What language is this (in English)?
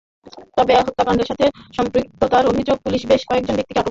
Bangla